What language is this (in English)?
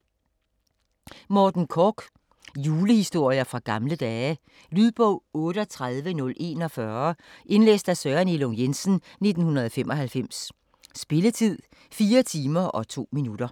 Danish